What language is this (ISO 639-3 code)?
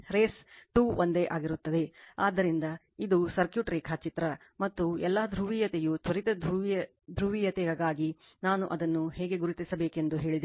kan